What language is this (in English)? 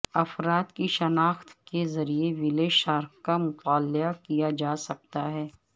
Urdu